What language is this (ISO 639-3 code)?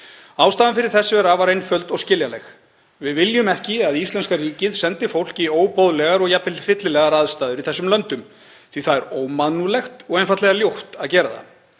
isl